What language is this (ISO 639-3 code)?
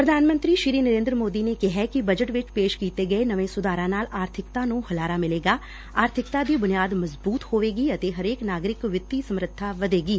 pan